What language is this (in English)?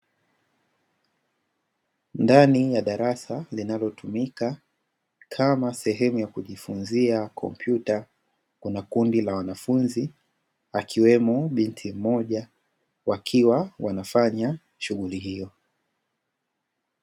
Swahili